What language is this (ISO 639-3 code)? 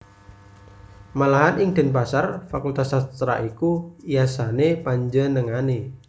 jav